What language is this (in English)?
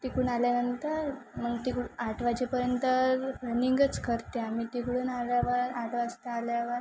Marathi